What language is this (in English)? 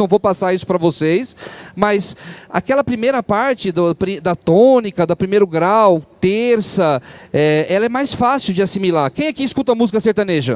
Portuguese